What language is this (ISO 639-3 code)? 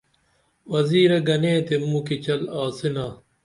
dml